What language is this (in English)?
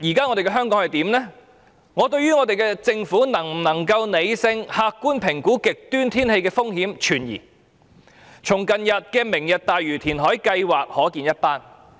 Cantonese